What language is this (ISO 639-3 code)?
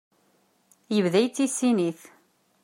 kab